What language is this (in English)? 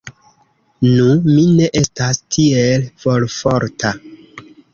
Esperanto